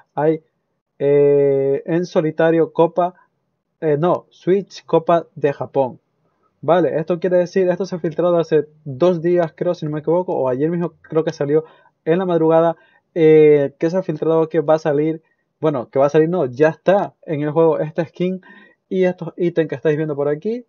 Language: Spanish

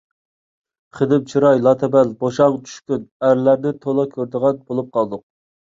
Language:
Uyghur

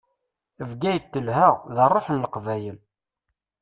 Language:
Kabyle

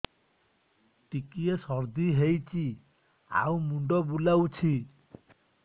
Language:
Odia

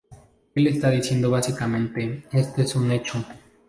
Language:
Spanish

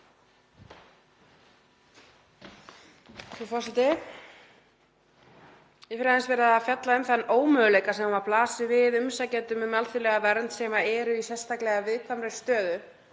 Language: Icelandic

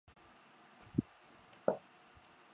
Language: Chinese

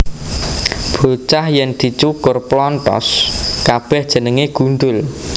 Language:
Javanese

